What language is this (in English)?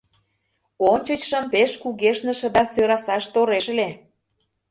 Mari